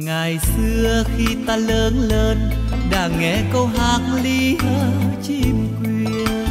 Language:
Vietnamese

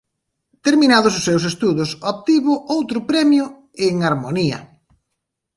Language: Galician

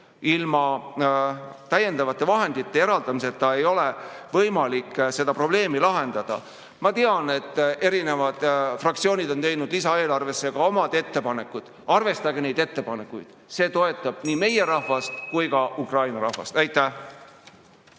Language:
Estonian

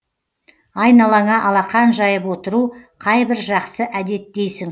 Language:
Kazakh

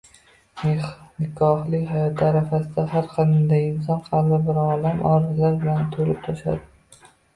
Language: Uzbek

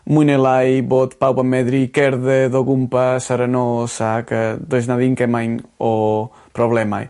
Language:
Welsh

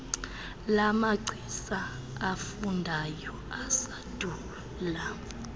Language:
Xhosa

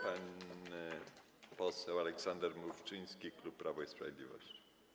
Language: Polish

